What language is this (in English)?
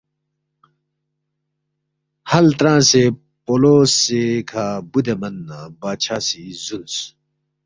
Balti